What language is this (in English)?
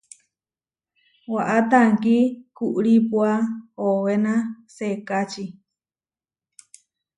Huarijio